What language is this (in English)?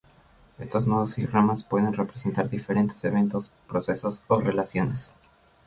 Spanish